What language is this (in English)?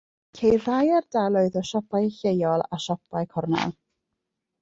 Welsh